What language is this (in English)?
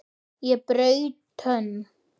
Icelandic